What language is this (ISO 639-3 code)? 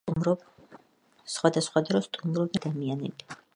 kat